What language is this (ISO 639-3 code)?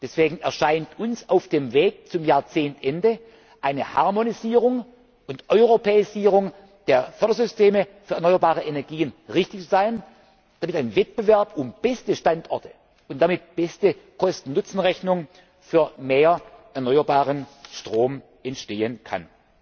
deu